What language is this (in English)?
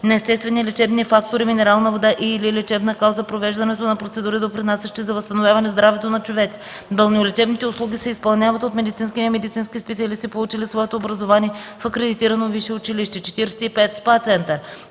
Bulgarian